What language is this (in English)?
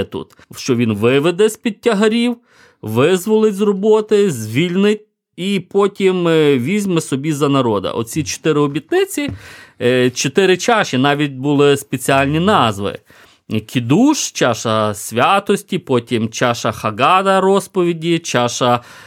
Ukrainian